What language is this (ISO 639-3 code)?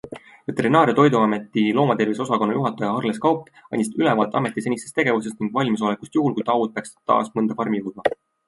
est